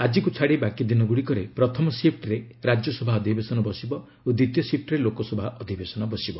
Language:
Odia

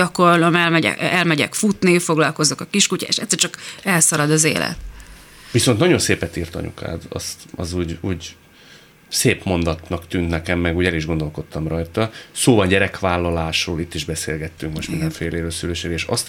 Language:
Hungarian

